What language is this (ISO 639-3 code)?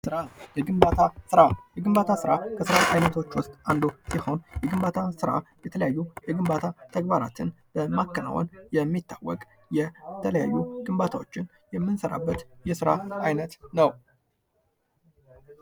amh